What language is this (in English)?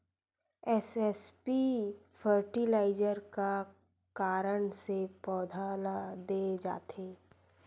Chhattisgarhi